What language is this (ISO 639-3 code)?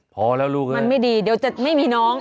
tha